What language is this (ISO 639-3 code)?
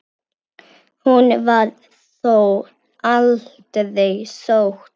isl